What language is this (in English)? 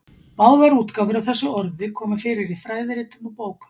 Icelandic